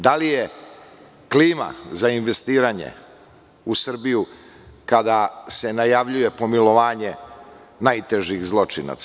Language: Serbian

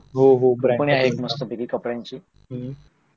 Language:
Marathi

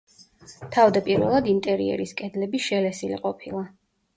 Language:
Georgian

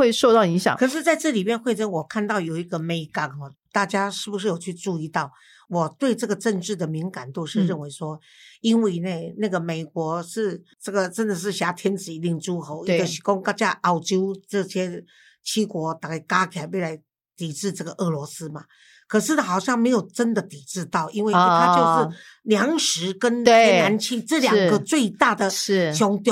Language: Chinese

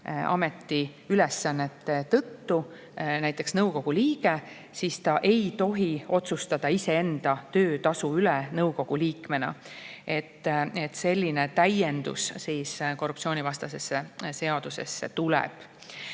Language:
Estonian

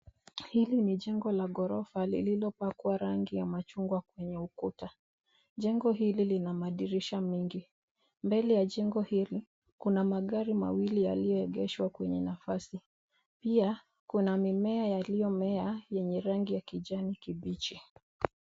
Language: Swahili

